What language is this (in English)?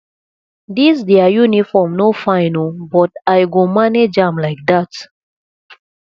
Nigerian Pidgin